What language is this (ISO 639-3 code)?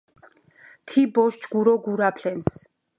kat